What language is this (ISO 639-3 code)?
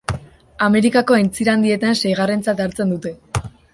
eus